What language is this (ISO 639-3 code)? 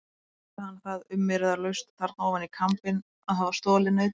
isl